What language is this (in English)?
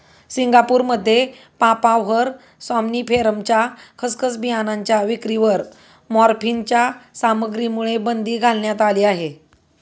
Marathi